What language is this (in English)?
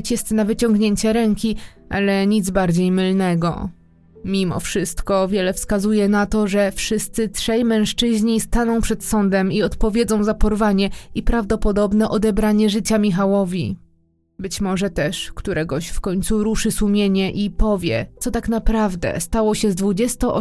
Polish